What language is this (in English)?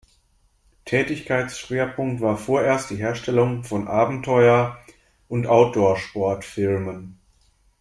German